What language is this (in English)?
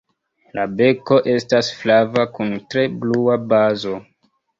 Esperanto